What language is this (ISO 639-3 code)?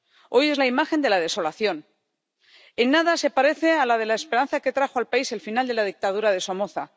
spa